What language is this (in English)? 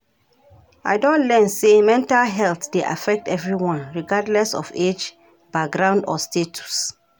Nigerian Pidgin